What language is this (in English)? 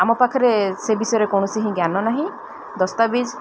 Odia